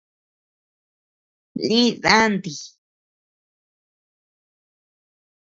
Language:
Tepeuxila Cuicatec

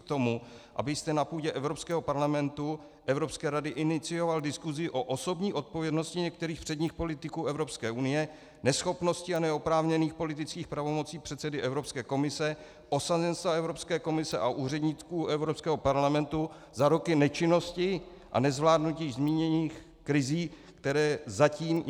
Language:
Czech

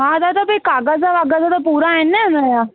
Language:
Sindhi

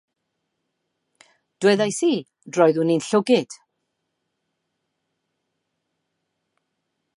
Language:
Welsh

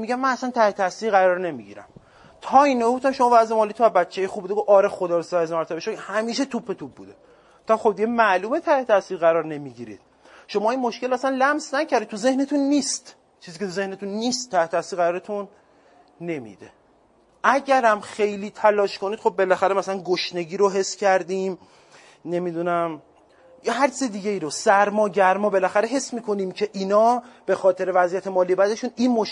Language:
Persian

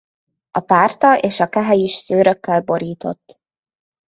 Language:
Hungarian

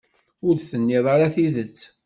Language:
Kabyle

